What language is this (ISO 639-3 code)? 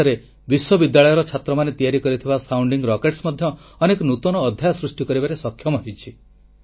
ori